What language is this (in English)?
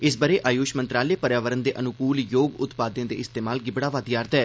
Dogri